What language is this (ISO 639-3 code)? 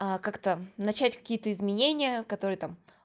rus